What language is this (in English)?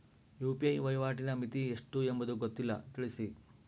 Kannada